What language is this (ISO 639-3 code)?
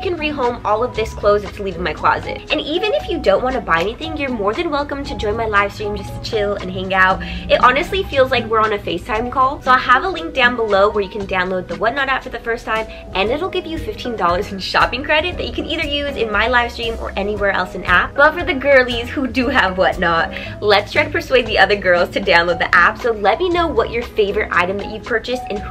eng